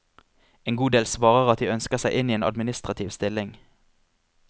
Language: Norwegian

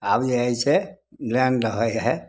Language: Maithili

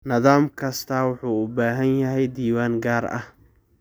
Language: Somali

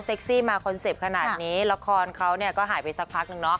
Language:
Thai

